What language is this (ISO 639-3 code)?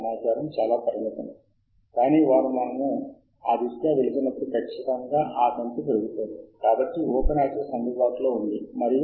tel